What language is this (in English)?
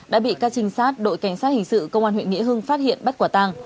Vietnamese